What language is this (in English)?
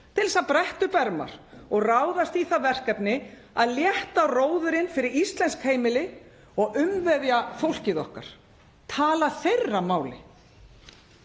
Icelandic